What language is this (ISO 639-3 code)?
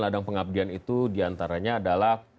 ind